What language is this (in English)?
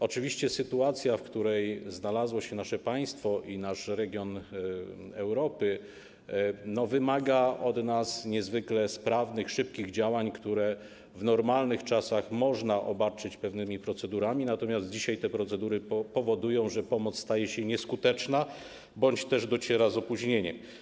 Polish